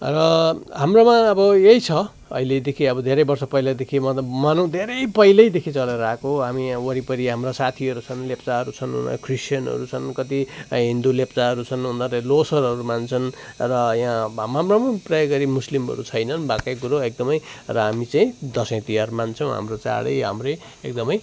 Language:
Nepali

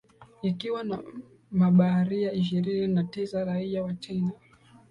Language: Swahili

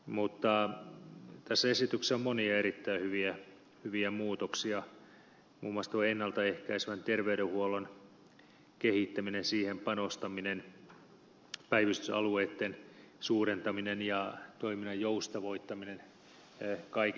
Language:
Finnish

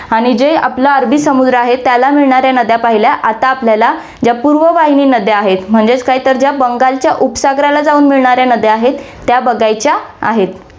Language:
Marathi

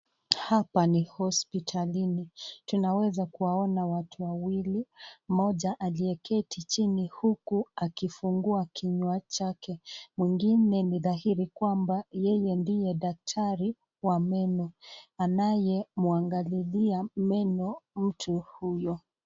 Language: Swahili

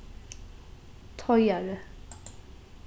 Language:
Faroese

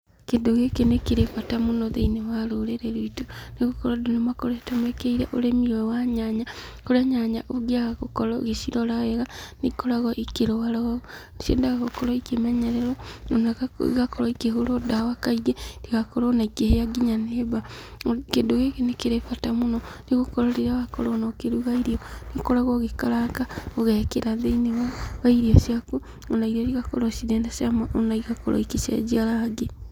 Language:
Kikuyu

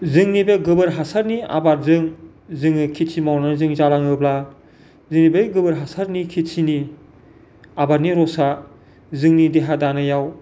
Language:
Bodo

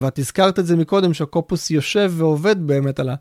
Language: Hebrew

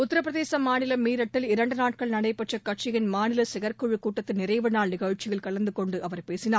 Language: Tamil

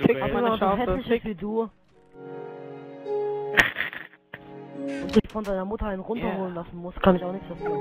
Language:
German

